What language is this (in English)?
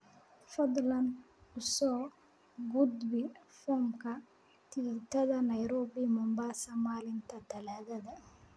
Somali